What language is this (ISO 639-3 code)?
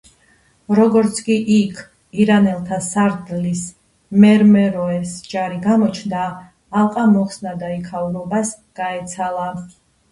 kat